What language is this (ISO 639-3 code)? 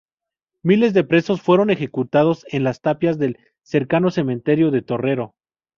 spa